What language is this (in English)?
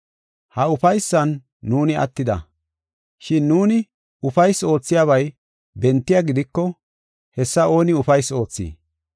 Gofa